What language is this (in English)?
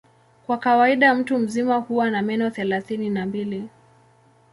Swahili